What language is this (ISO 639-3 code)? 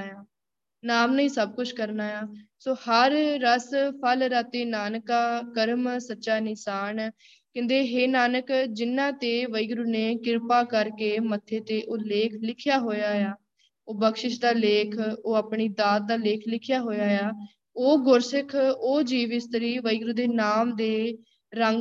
pan